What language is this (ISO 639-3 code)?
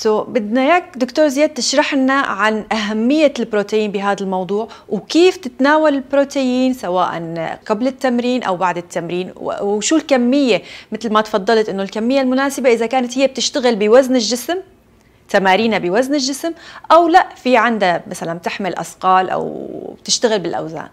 ara